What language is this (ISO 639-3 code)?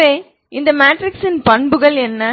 tam